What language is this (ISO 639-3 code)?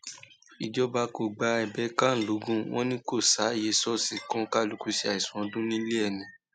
yor